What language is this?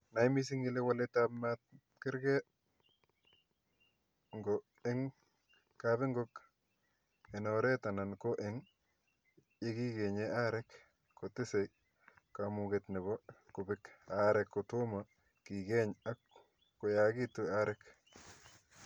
Kalenjin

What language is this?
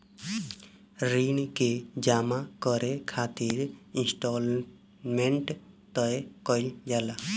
Bhojpuri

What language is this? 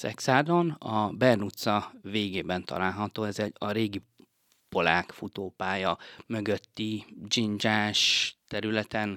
Hungarian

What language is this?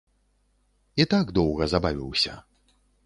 Belarusian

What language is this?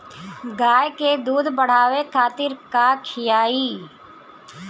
Bhojpuri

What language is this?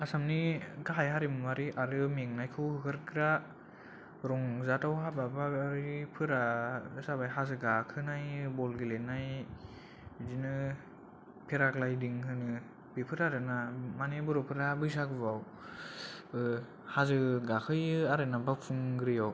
Bodo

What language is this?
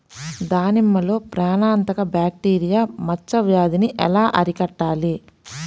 Telugu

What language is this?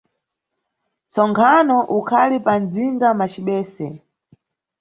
Nyungwe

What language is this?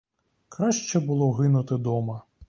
Ukrainian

